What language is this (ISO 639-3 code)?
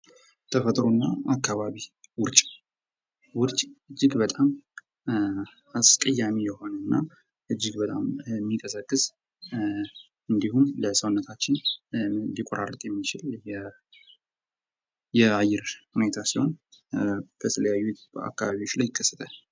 amh